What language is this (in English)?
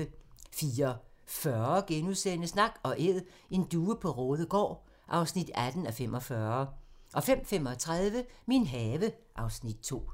Danish